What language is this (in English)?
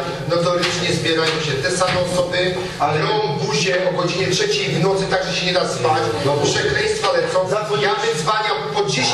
Polish